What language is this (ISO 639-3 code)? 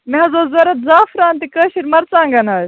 kas